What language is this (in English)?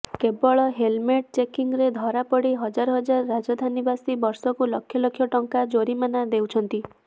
Odia